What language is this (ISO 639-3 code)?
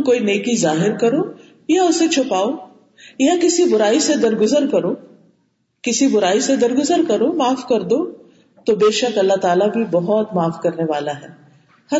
urd